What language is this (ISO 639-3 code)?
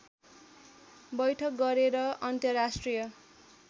nep